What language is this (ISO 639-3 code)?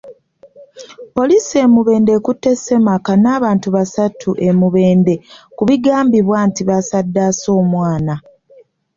lug